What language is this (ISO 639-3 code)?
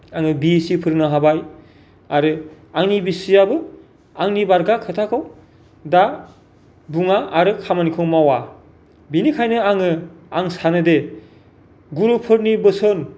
brx